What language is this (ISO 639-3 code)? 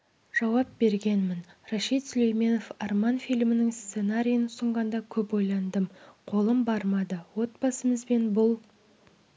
kaz